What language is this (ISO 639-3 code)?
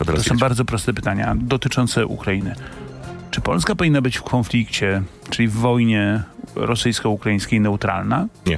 pol